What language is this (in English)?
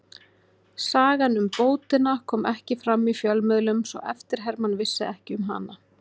Icelandic